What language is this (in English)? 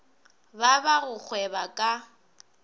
Northern Sotho